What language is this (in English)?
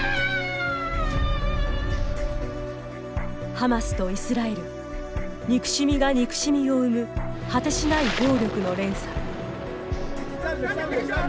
Japanese